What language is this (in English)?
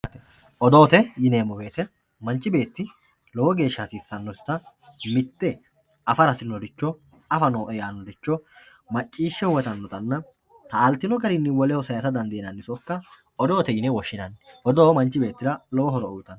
Sidamo